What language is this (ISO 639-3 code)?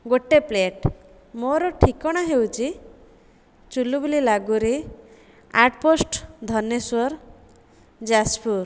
ori